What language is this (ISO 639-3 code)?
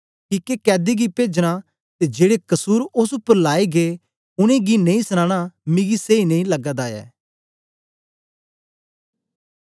doi